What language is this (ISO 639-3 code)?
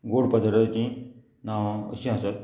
kok